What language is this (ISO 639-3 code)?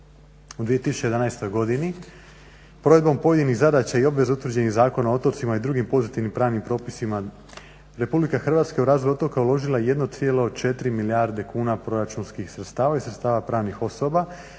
hrv